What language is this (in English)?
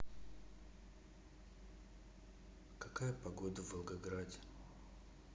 Russian